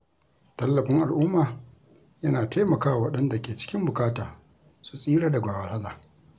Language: Hausa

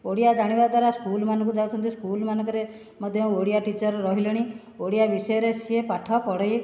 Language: Odia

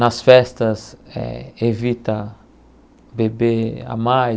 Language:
Portuguese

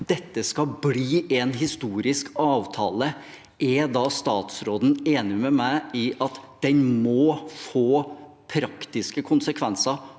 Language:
Norwegian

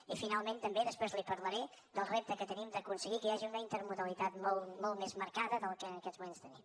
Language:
Catalan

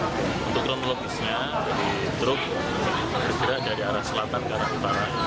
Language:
Indonesian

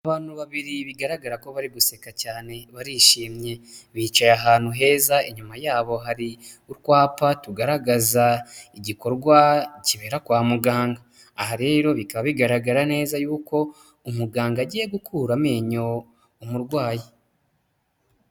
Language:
Kinyarwanda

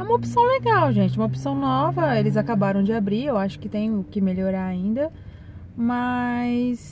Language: Portuguese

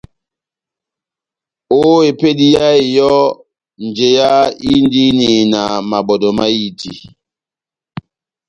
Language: Batanga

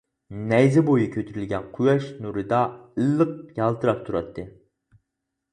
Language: Uyghur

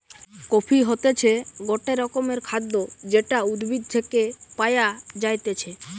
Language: Bangla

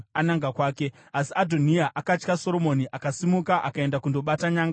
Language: Shona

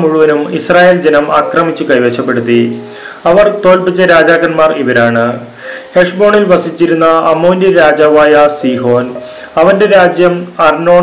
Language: Malayalam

